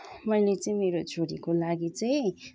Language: Nepali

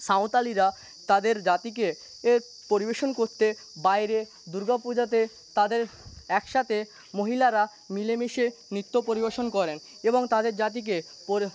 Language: Bangla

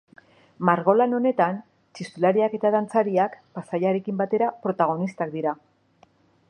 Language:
Basque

